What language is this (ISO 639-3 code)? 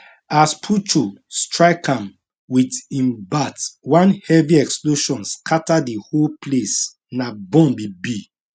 pcm